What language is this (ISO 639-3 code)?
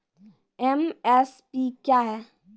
mai